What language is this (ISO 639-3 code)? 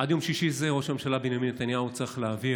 heb